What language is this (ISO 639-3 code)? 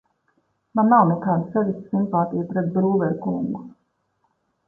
lav